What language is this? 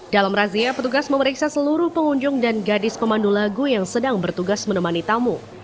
Indonesian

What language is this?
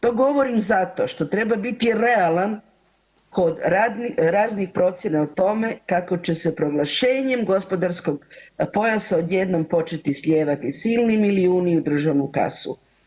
Croatian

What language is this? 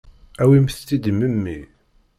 Kabyle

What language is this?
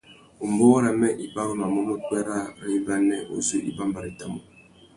Tuki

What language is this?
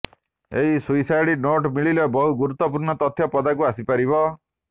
Odia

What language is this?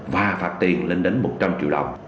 Vietnamese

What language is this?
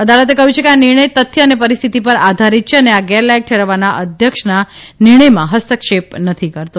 Gujarati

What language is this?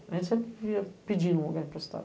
Portuguese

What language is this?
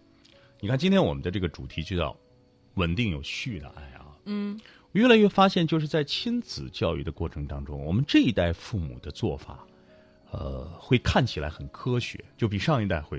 Chinese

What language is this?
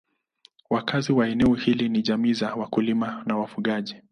Swahili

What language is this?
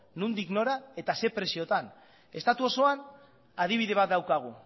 Basque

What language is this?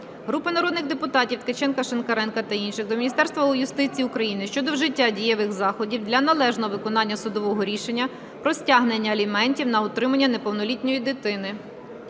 Ukrainian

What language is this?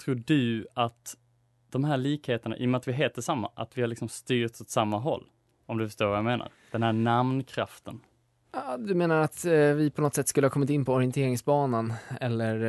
Swedish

